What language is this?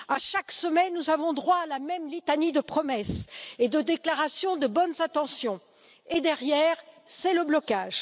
French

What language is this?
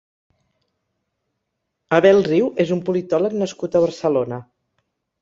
Catalan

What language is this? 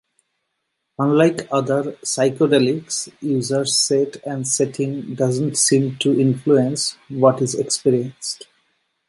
English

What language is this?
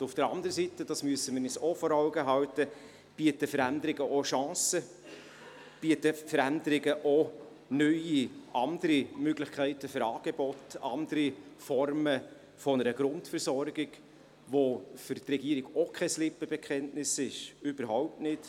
Swiss German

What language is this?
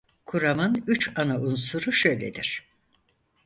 Turkish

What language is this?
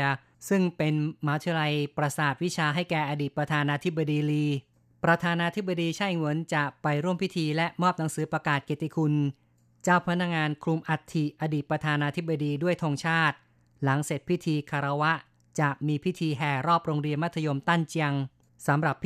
Thai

